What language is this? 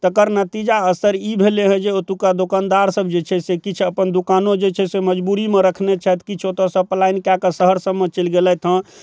Maithili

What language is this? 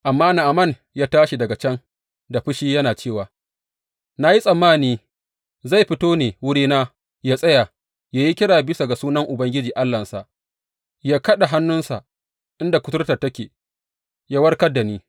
Hausa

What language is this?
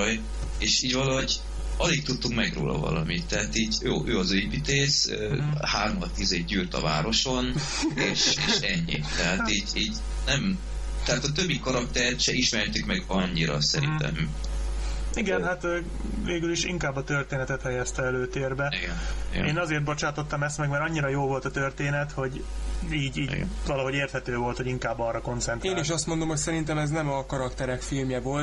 Hungarian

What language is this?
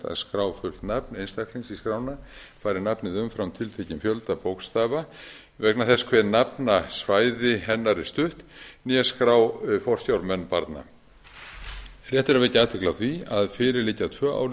Icelandic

